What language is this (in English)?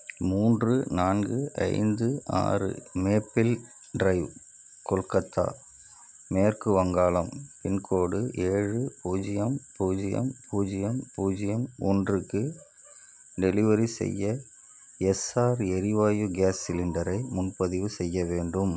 Tamil